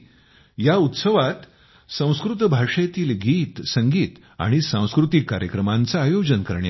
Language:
Marathi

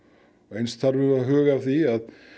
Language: Icelandic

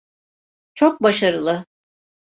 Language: Turkish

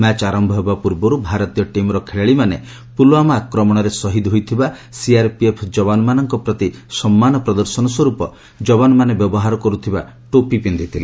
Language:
Odia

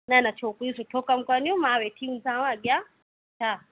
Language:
Sindhi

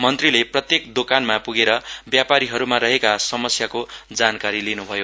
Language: Nepali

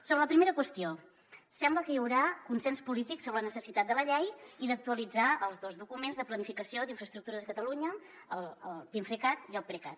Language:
Catalan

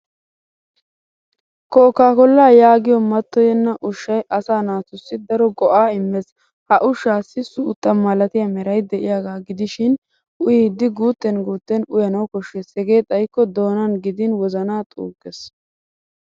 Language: Wolaytta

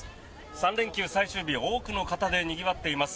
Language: Japanese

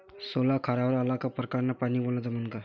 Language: Marathi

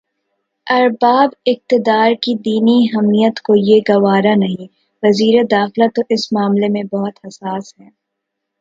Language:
Urdu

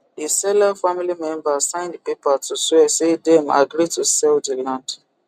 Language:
Nigerian Pidgin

